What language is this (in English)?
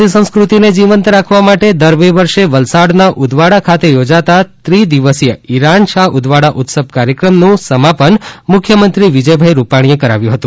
Gujarati